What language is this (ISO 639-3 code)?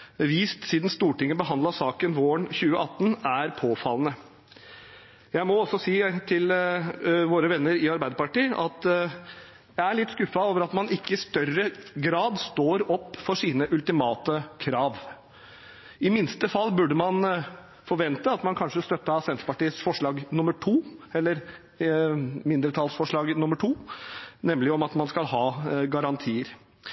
nob